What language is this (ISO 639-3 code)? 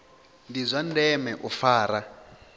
ven